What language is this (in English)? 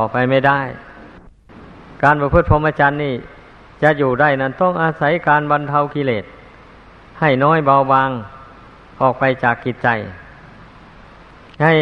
Thai